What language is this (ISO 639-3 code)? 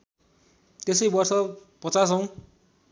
nep